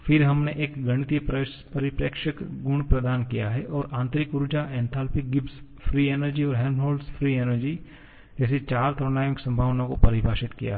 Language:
Hindi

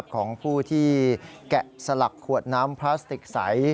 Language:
Thai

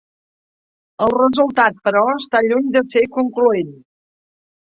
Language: Catalan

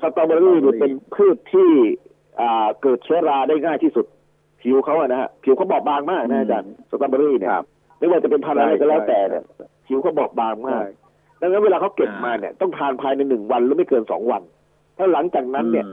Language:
Thai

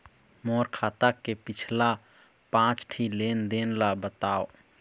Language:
Chhattisgarhi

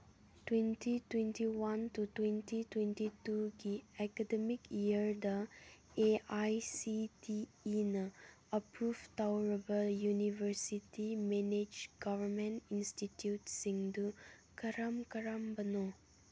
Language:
Manipuri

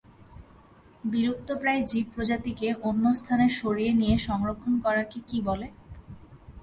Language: Bangla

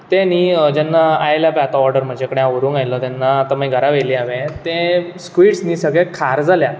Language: Konkani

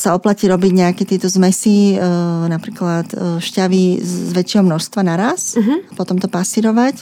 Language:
Slovak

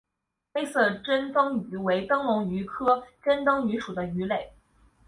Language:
Chinese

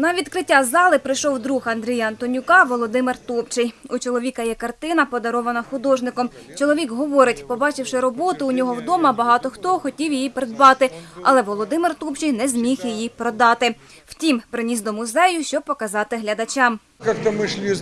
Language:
Ukrainian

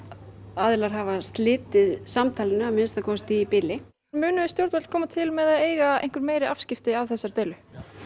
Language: Icelandic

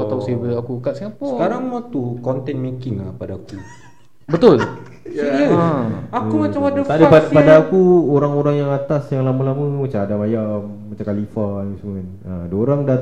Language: Malay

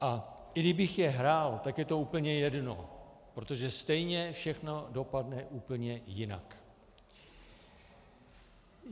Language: Czech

